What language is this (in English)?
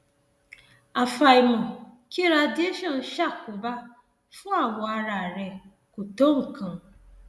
Yoruba